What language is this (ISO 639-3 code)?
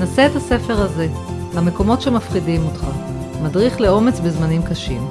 heb